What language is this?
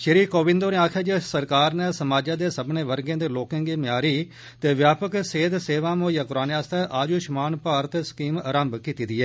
Dogri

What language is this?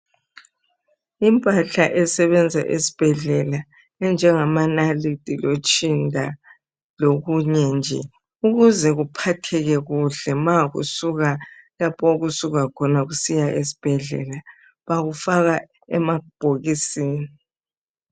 North Ndebele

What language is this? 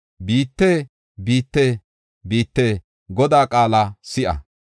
Gofa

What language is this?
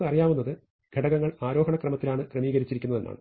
Malayalam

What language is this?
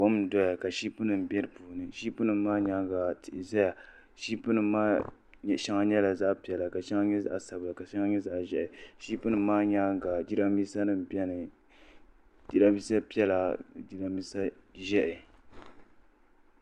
Dagbani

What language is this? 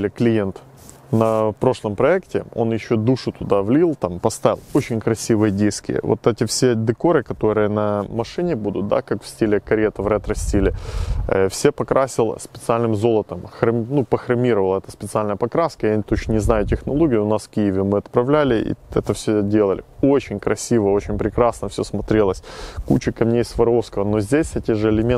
Russian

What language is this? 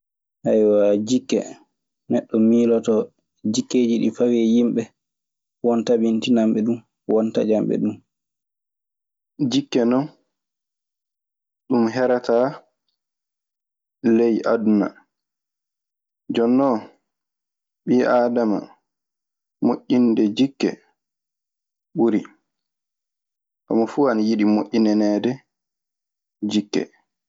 Maasina Fulfulde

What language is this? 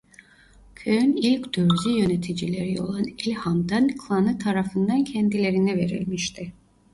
Turkish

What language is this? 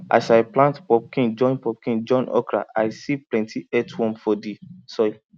Nigerian Pidgin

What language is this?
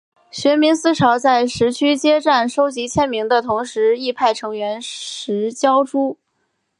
Chinese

